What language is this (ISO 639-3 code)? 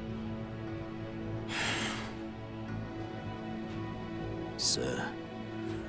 jpn